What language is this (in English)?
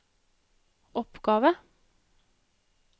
Norwegian